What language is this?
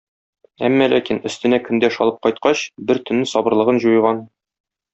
Tatar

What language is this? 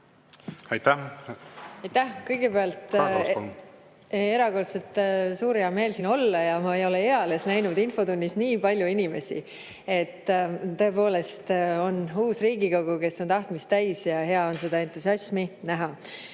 Estonian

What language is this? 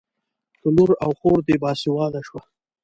Pashto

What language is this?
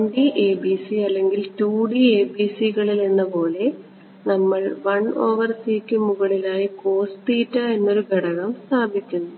Malayalam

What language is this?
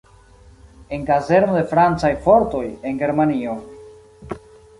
Esperanto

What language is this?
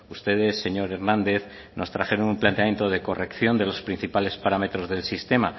Spanish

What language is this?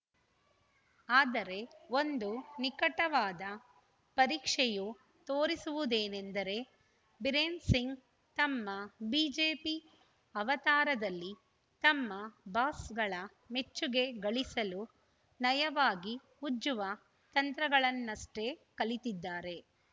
Kannada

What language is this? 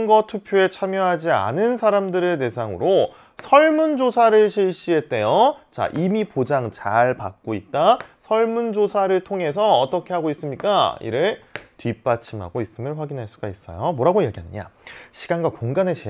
Korean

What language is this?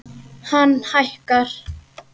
Icelandic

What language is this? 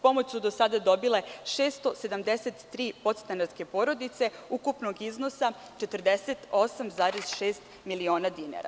Serbian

